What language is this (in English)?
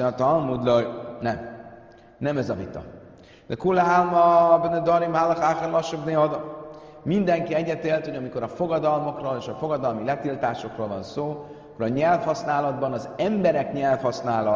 Hungarian